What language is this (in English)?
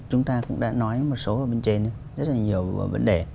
Vietnamese